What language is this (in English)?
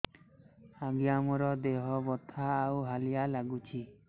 Odia